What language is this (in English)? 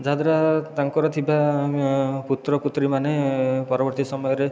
Odia